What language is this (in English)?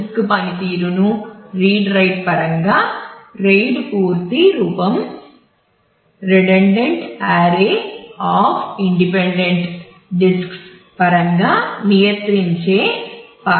Telugu